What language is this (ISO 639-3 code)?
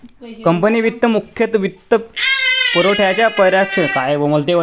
mar